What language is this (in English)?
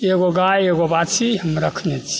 Maithili